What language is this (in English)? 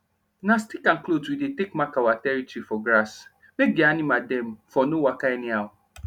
Nigerian Pidgin